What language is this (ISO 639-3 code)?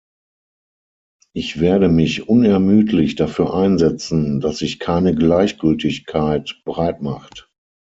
deu